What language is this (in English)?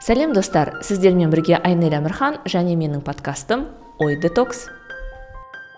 Kazakh